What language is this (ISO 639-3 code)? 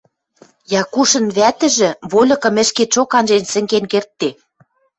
mrj